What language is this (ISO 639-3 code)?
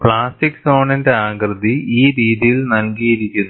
mal